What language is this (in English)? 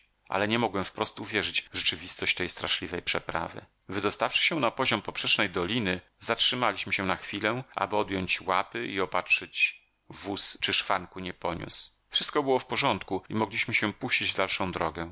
Polish